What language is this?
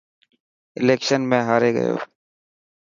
Dhatki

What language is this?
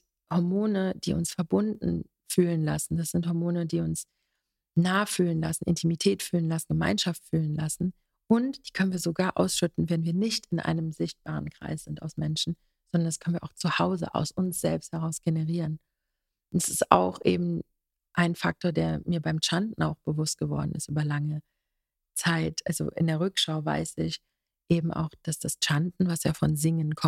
German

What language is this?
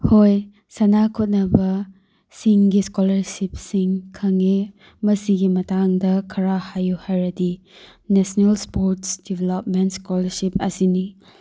Manipuri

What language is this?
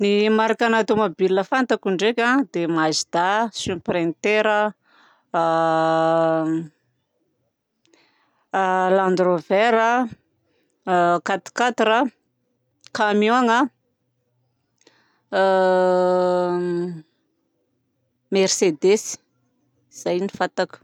Southern Betsimisaraka Malagasy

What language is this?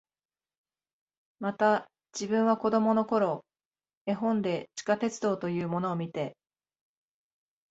Japanese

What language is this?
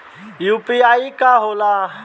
Bhojpuri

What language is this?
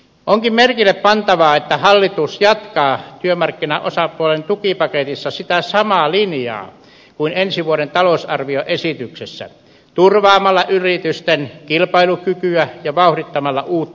Finnish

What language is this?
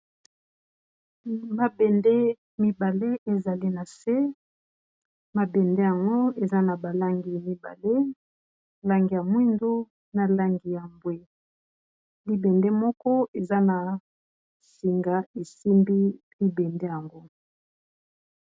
Lingala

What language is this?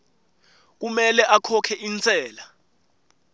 Swati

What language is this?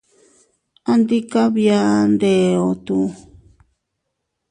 Teutila Cuicatec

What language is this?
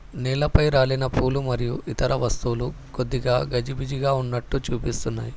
Telugu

